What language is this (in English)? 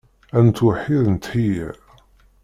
Kabyle